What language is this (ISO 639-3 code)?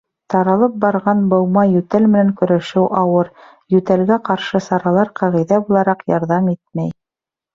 bak